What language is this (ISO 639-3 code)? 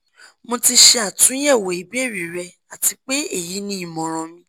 yor